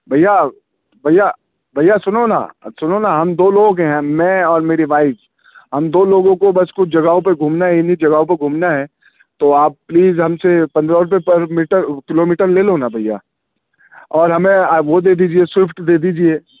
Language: Urdu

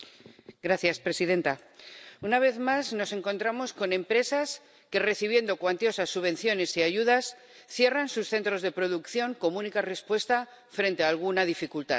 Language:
Spanish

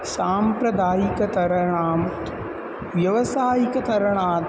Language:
Sanskrit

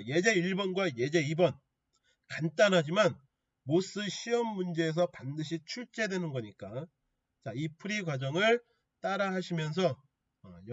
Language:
Korean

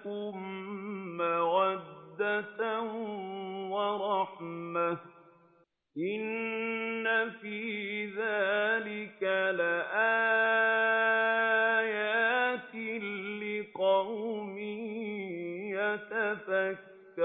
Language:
Arabic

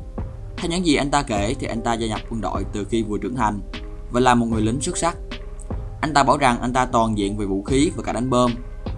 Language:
Vietnamese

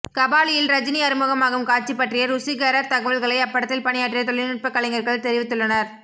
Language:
Tamil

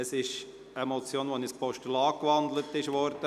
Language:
Swiss German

